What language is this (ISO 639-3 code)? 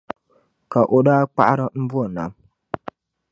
dag